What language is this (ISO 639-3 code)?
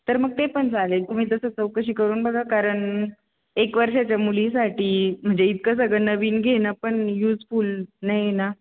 mar